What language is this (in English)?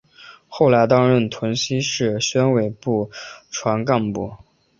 Chinese